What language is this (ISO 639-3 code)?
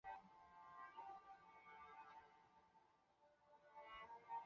zho